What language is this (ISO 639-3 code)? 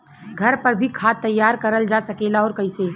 bho